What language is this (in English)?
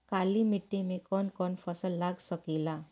Bhojpuri